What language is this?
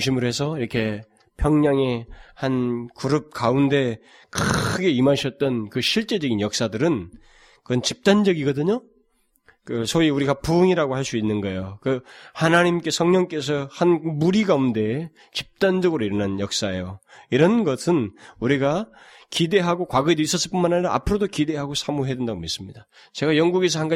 Korean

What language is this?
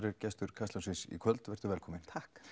Icelandic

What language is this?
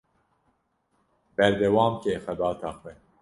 Kurdish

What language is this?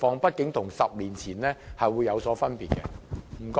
Cantonese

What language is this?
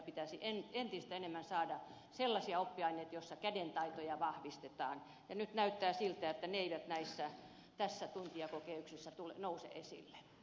Finnish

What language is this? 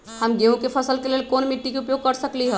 Magahi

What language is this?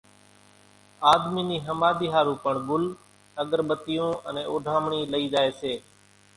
Kachi Koli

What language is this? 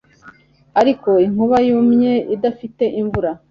Kinyarwanda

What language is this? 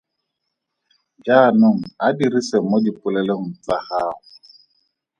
Tswana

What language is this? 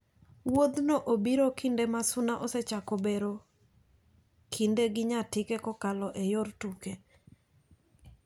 Luo (Kenya and Tanzania)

